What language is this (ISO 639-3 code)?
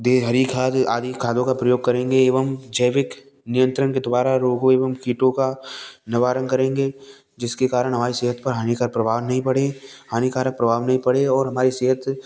hin